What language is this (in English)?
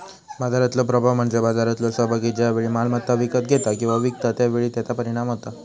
Marathi